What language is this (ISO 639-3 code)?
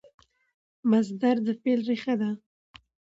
pus